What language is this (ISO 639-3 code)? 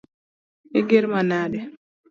luo